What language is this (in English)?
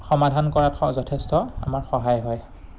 Assamese